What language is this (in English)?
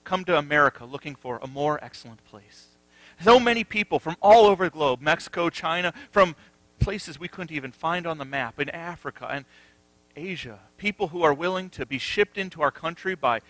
English